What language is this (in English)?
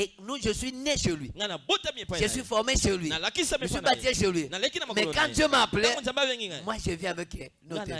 French